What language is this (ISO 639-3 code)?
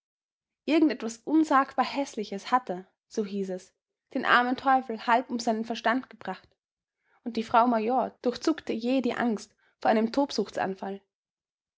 deu